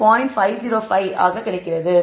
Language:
Tamil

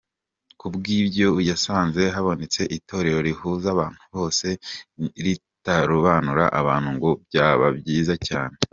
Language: Kinyarwanda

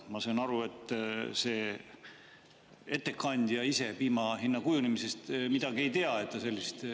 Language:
Estonian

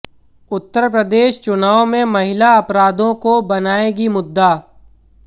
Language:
Hindi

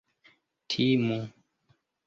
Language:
Esperanto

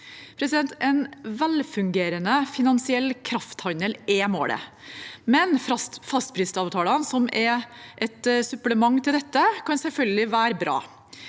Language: Norwegian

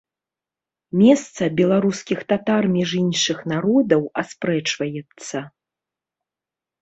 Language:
Belarusian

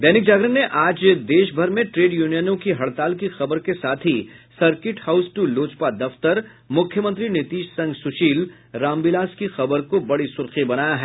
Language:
Hindi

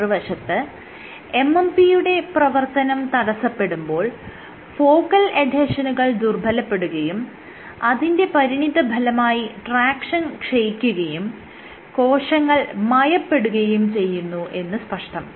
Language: Malayalam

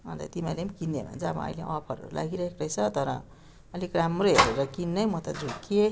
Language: Nepali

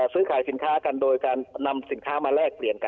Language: Thai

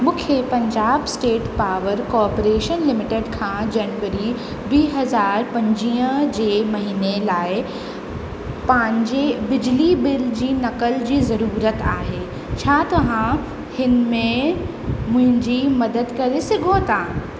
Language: Sindhi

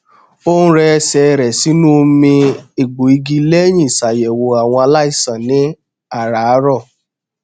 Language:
Yoruba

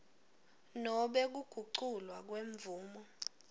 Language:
Swati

